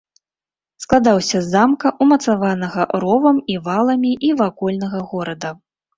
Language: Belarusian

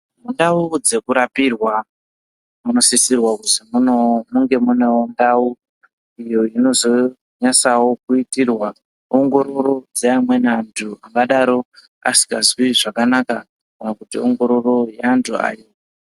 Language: Ndau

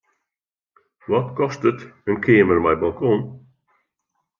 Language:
Western Frisian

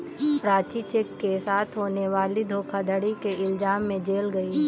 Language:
Hindi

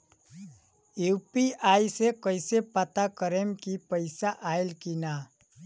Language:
Bhojpuri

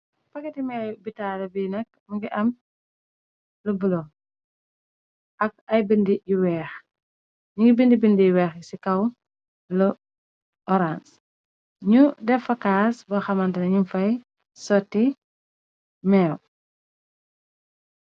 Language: Wolof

